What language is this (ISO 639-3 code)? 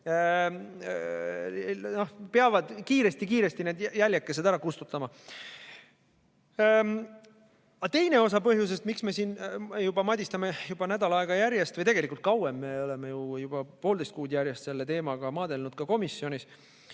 est